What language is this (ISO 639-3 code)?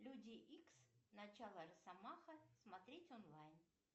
rus